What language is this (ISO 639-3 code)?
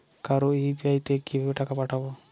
ben